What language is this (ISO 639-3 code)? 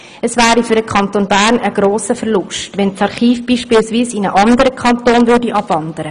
gsw